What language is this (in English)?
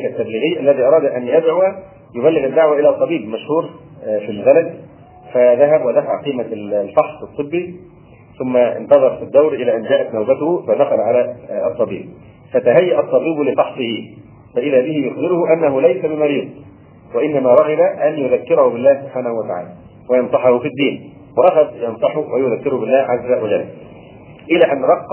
Arabic